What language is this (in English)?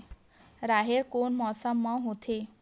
Chhattisgarhi